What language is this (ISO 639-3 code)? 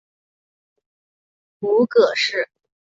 zho